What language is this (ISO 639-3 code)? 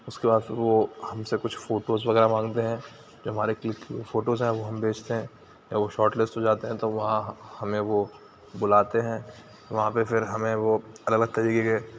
urd